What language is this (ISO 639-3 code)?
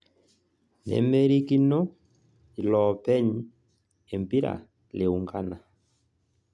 mas